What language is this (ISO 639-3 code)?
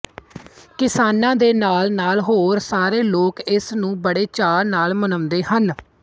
pan